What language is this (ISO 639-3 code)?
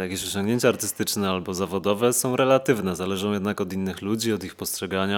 pol